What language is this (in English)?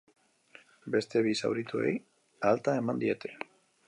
Basque